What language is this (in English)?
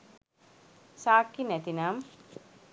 Sinhala